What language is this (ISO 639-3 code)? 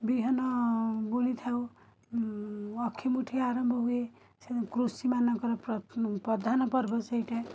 ori